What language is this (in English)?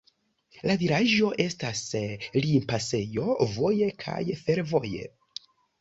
Esperanto